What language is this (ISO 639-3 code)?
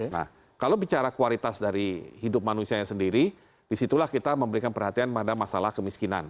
ind